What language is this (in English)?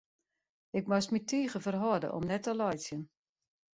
Western Frisian